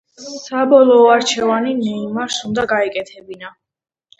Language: Georgian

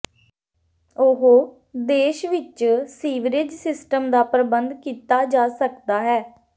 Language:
Punjabi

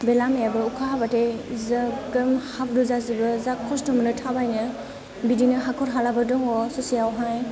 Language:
Bodo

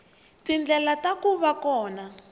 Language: Tsonga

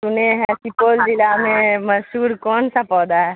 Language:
Urdu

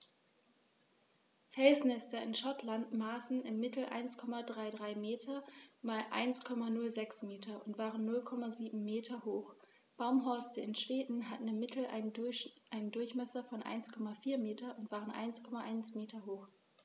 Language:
German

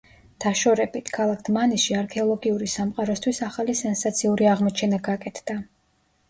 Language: Georgian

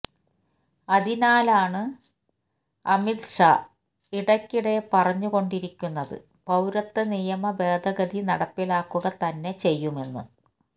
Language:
Malayalam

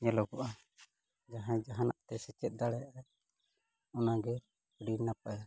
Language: Santali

